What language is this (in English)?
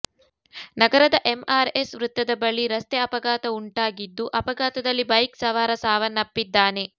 Kannada